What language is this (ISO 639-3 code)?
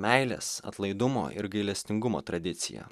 lit